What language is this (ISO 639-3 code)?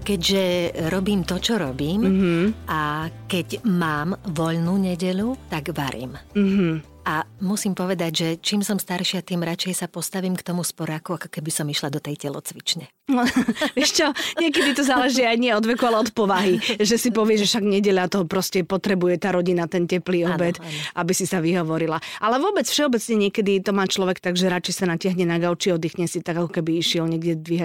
slk